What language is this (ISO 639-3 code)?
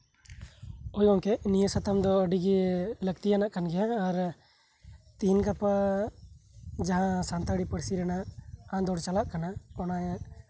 sat